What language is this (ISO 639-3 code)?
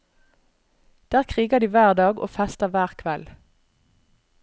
nor